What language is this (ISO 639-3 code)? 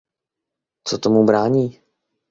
ces